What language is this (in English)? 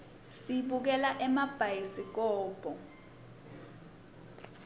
Swati